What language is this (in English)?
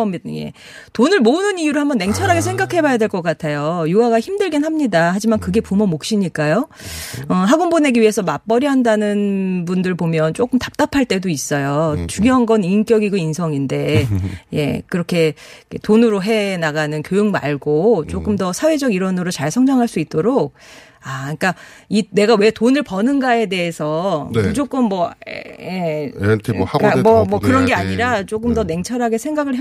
Korean